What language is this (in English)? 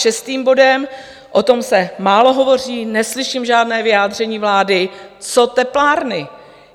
Czech